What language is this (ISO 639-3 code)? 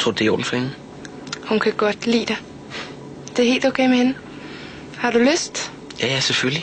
dan